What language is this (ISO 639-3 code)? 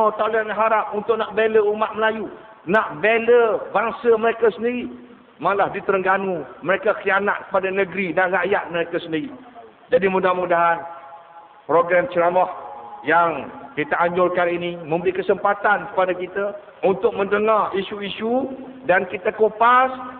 msa